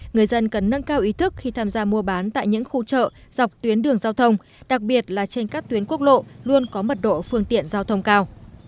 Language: Vietnamese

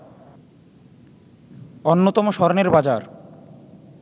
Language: Bangla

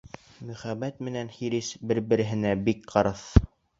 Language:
Bashkir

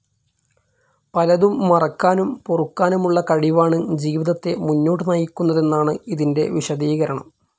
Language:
Malayalam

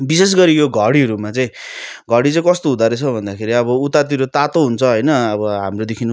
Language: Nepali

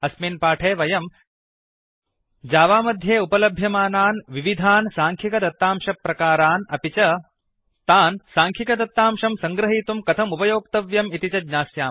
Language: Sanskrit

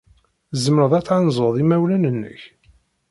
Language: Kabyle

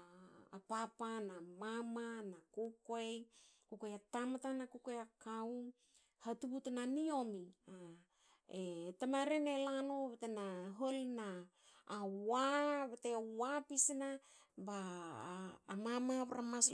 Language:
Hakö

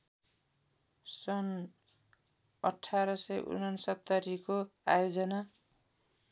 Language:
Nepali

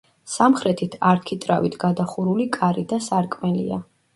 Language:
Georgian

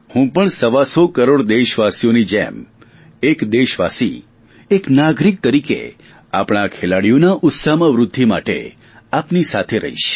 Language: Gujarati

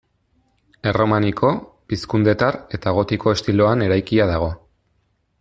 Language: Basque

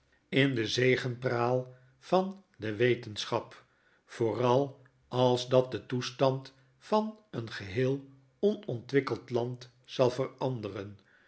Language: Dutch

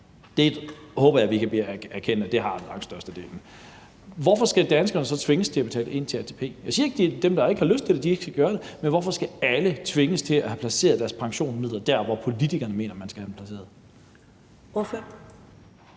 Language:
Danish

